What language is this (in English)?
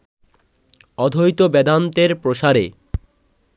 Bangla